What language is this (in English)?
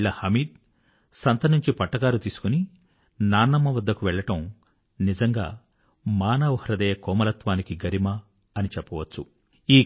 Telugu